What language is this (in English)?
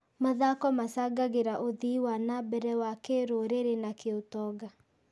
Kikuyu